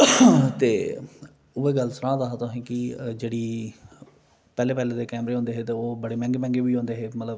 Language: Dogri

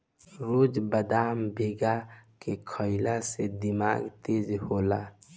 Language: Bhojpuri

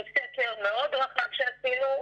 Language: Hebrew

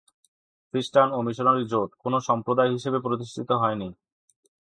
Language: Bangla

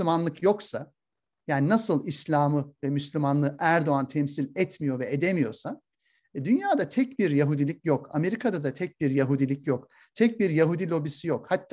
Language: Turkish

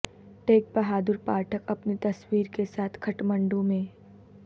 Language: Urdu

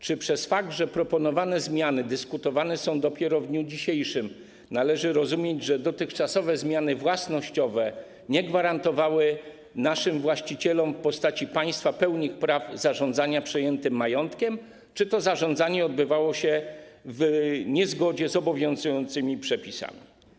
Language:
Polish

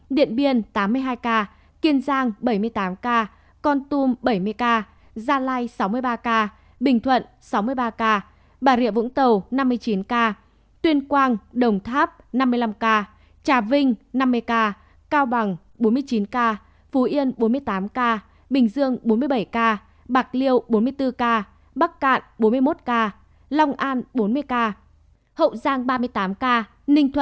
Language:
Vietnamese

